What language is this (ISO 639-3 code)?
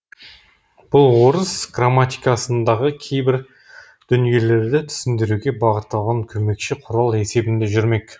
kaz